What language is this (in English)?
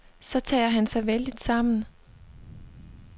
Danish